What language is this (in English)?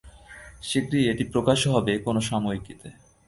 Bangla